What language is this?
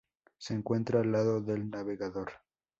Spanish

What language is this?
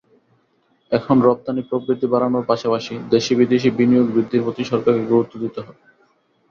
Bangla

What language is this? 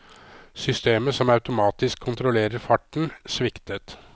Norwegian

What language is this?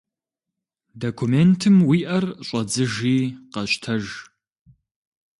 Kabardian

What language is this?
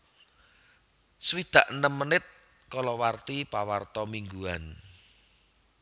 Javanese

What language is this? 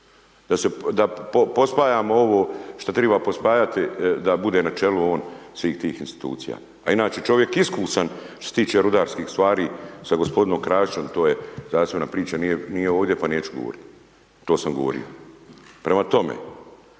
Croatian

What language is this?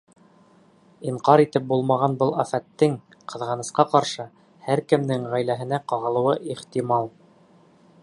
Bashkir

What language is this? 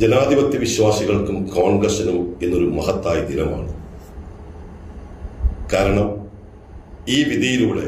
Romanian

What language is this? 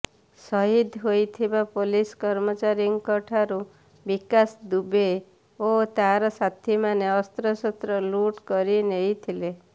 Odia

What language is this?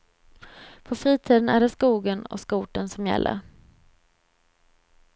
Swedish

